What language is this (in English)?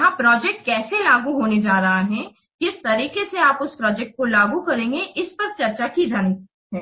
Hindi